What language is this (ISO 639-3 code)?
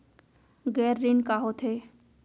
hne